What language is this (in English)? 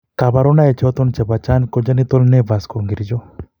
Kalenjin